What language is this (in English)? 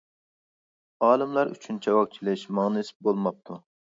Uyghur